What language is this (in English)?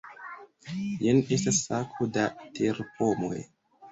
Esperanto